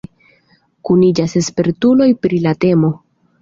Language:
Esperanto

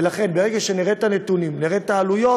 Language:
Hebrew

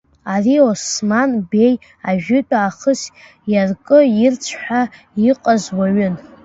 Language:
Abkhazian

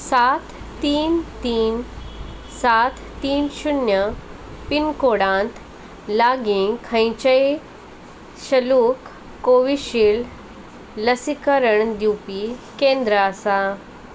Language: Konkani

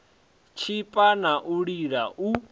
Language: Venda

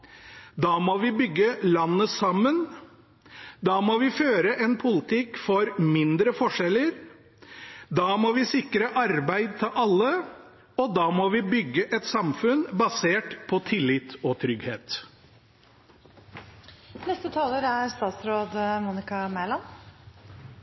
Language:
Norwegian Bokmål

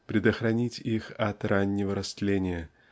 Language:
Russian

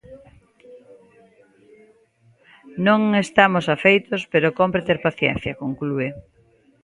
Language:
Galician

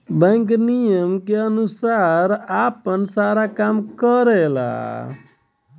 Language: Bhojpuri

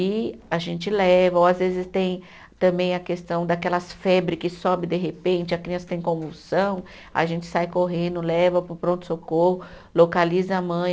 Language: Portuguese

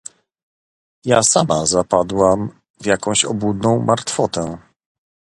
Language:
Polish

